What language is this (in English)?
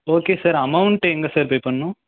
Tamil